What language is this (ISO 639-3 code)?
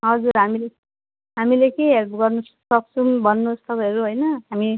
nep